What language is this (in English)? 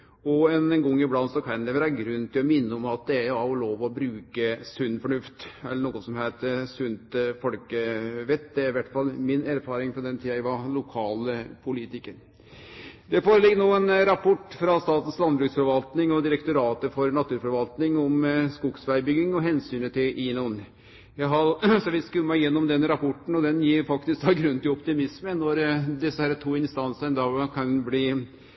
Norwegian Nynorsk